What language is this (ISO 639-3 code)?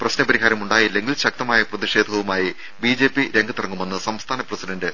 mal